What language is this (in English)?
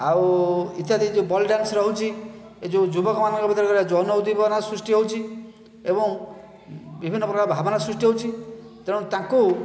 Odia